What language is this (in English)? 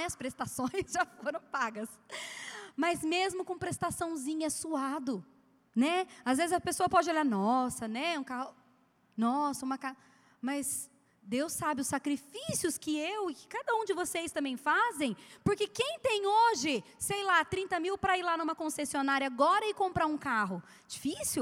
Portuguese